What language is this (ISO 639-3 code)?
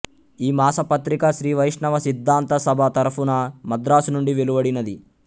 tel